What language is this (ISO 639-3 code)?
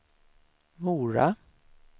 swe